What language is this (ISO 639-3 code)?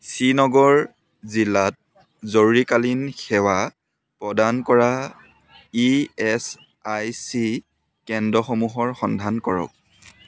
asm